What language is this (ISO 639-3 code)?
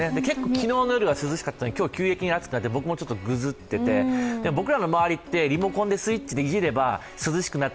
jpn